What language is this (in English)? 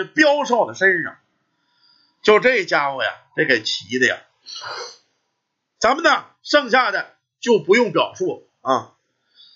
Chinese